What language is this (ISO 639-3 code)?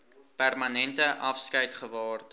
afr